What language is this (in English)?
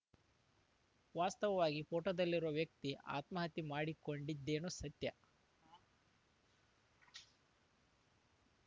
Kannada